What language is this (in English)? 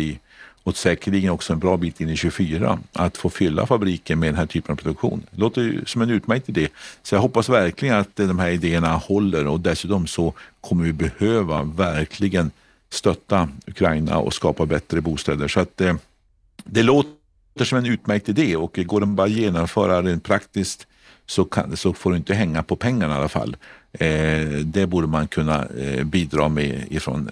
Swedish